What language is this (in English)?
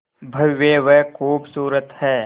Hindi